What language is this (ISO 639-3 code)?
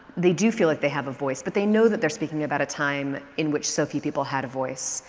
eng